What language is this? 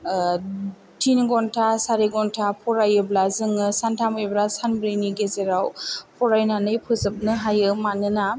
Bodo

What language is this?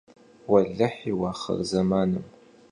Kabardian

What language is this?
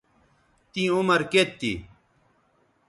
Bateri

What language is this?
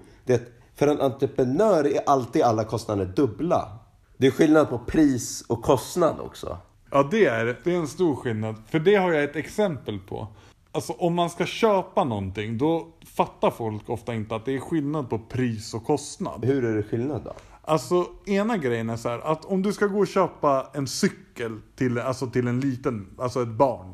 Swedish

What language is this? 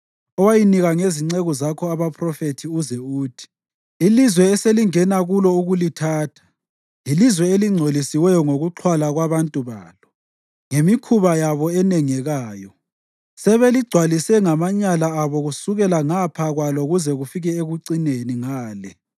North Ndebele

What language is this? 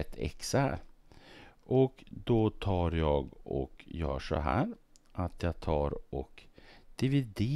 Swedish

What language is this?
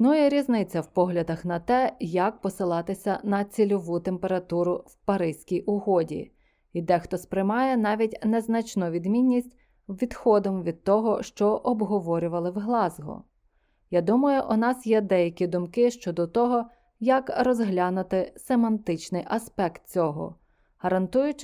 Ukrainian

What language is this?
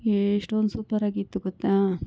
Kannada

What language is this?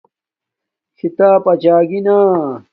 Domaaki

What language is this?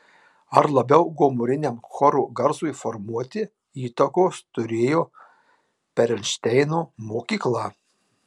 Lithuanian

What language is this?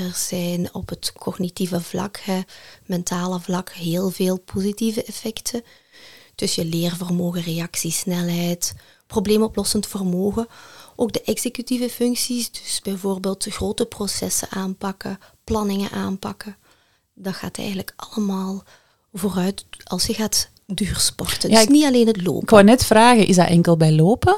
Dutch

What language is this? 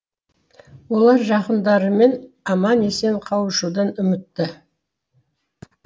Kazakh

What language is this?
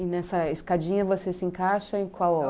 Portuguese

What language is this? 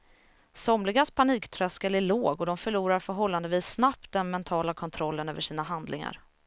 Swedish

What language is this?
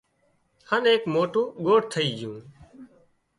Wadiyara Koli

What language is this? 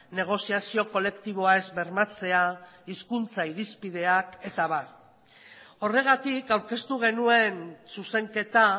Basque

